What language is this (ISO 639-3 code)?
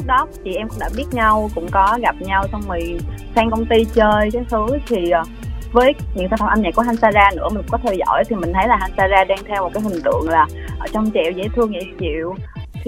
vie